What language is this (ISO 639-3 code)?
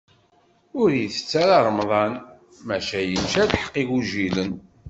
kab